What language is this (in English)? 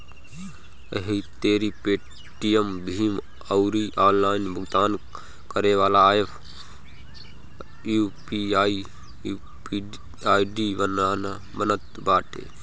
Bhojpuri